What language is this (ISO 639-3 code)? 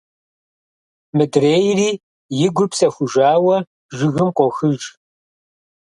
kbd